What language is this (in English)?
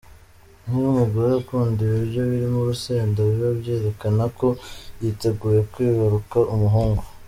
Kinyarwanda